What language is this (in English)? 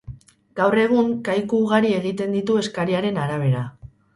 Basque